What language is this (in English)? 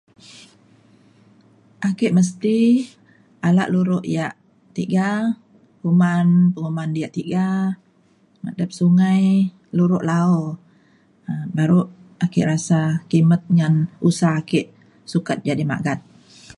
Mainstream Kenyah